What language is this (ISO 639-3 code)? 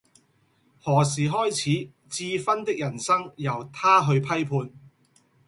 yue